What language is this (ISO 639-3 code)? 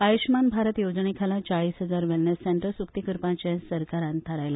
kok